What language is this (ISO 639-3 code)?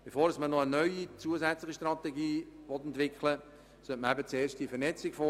gsw